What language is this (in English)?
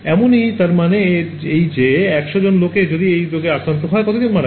Bangla